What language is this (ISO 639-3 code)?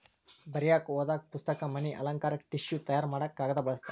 kan